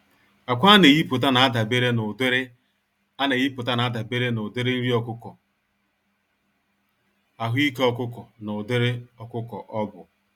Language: Igbo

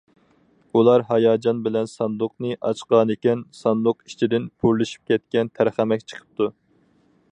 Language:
Uyghur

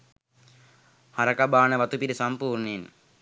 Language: Sinhala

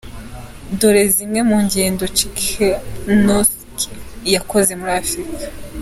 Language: Kinyarwanda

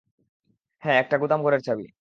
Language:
Bangla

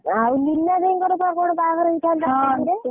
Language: Odia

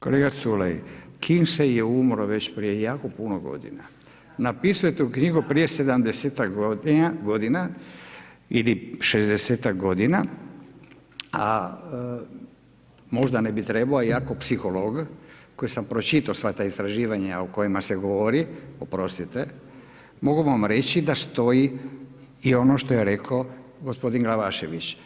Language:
Croatian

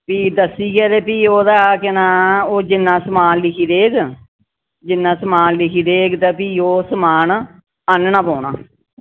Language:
Dogri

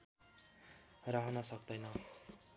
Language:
Nepali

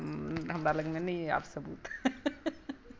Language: Maithili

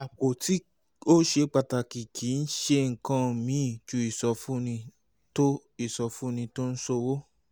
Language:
Yoruba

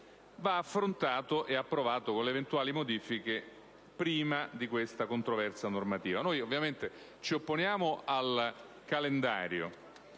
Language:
Italian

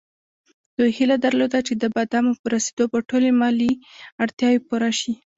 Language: Pashto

